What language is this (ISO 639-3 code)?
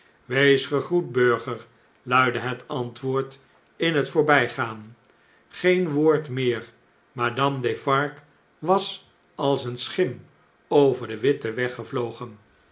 nld